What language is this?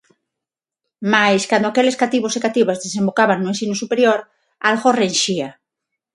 Galician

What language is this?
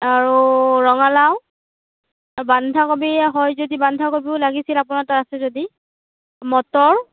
Assamese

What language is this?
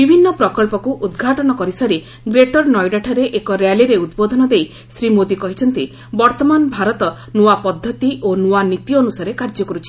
Odia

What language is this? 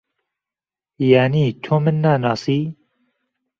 Central Kurdish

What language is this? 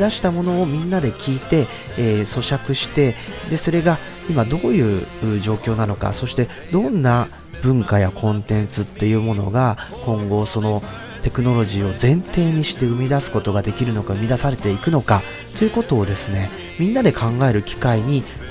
Japanese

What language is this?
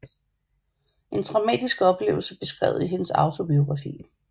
Danish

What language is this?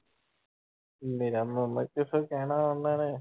Punjabi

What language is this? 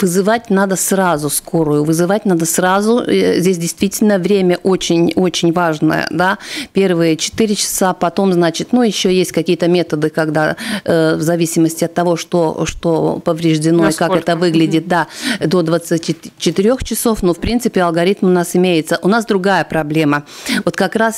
Russian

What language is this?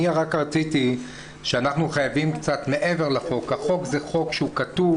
Hebrew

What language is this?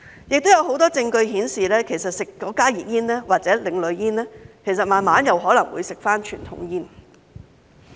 Cantonese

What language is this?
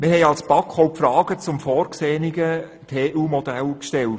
Swiss German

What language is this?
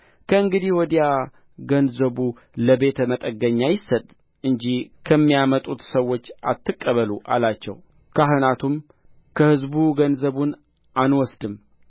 Amharic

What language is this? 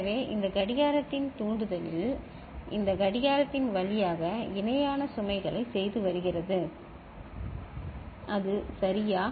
Tamil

